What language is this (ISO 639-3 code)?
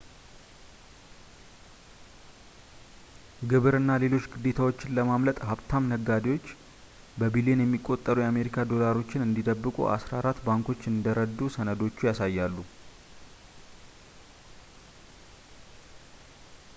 amh